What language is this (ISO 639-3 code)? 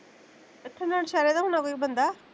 pan